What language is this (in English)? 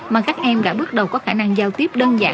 Vietnamese